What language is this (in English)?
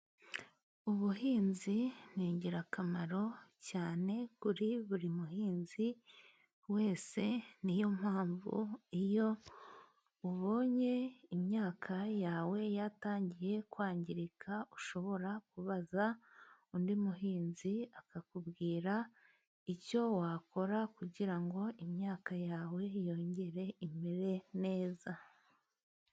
Kinyarwanda